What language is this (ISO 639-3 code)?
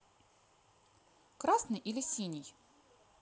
rus